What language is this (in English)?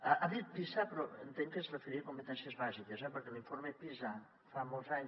Catalan